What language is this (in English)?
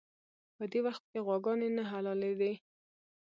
Pashto